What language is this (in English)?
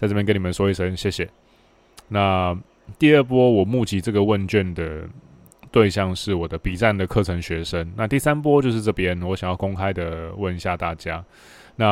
Chinese